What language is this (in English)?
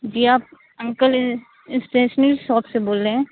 Urdu